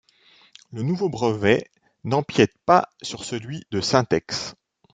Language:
French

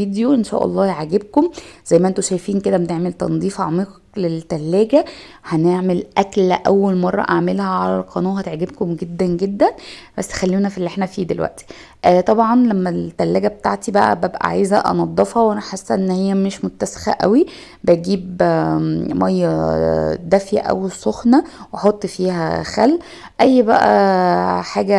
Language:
Arabic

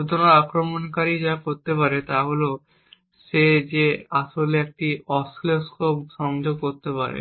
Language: Bangla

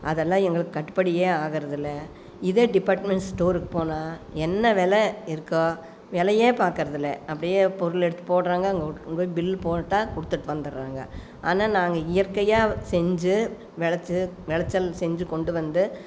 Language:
Tamil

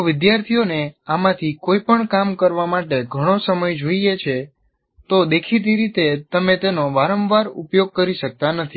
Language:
Gujarati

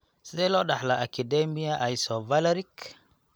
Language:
Somali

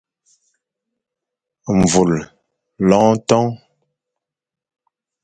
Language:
Fang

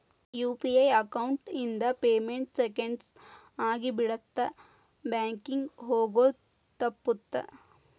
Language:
Kannada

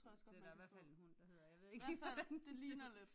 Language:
Danish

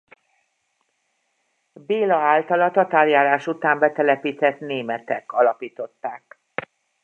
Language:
Hungarian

